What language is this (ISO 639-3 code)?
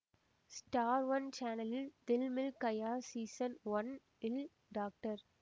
tam